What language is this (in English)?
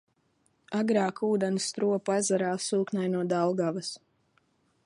Latvian